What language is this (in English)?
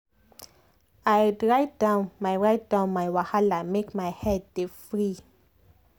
Nigerian Pidgin